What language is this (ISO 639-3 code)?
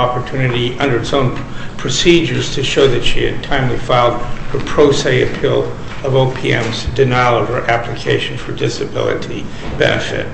eng